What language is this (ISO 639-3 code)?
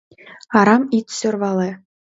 chm